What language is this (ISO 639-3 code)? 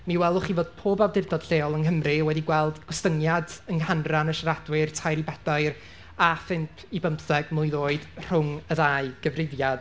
cym